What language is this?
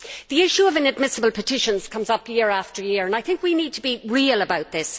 English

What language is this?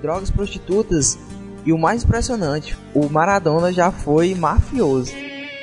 Portuguese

